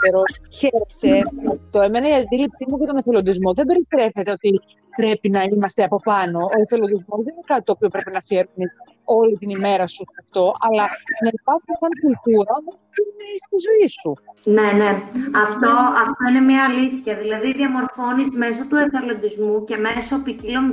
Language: Greek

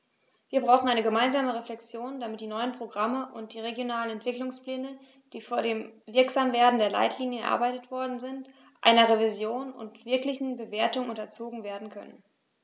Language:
German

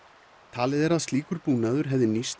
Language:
Icelandic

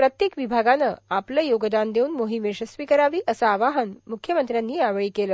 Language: Marathi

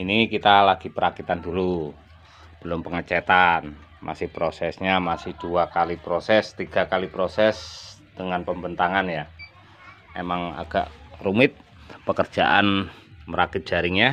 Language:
Indonesian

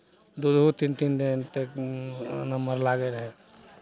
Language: Maithili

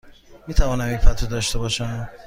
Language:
Persian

